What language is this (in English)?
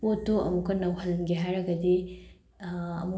Manipuri